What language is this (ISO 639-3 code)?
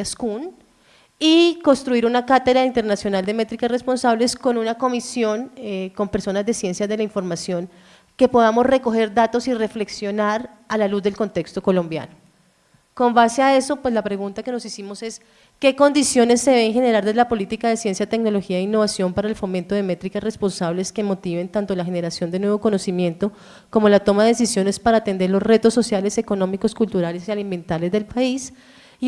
spa